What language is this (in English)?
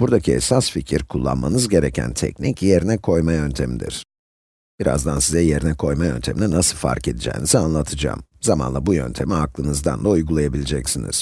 Turkish